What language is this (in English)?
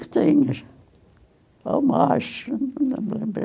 Portuguese